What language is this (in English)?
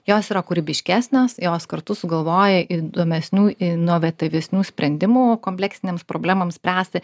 Lithuanian